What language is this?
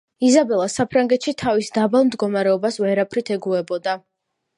Georgian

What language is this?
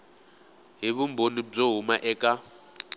Tsonga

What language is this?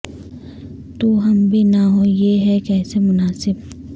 Urdu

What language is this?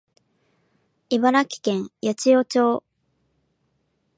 Japanese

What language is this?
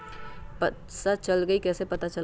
Magahi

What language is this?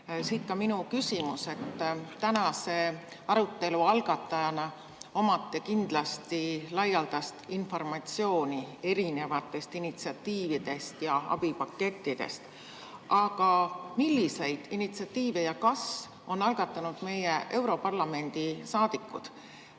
Estonian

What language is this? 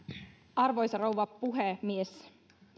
Finnish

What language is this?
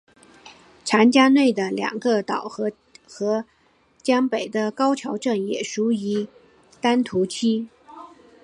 Chinese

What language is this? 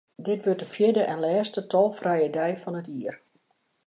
Western Frisian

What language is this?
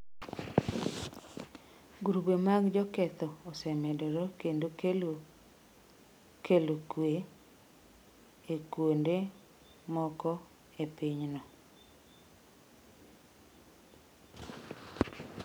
Luo (Kenya and Tanzania)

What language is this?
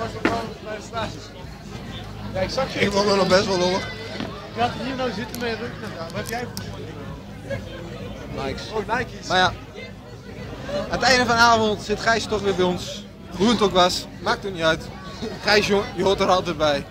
Dutch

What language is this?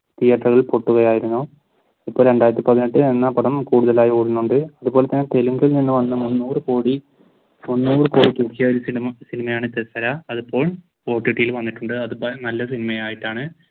Malayalam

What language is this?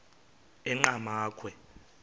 Xhosa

